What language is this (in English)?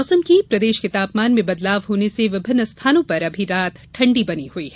Hindi